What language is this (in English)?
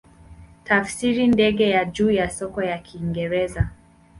Swahili